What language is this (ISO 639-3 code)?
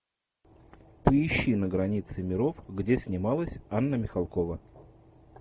rus